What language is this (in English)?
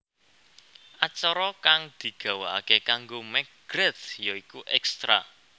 Javanese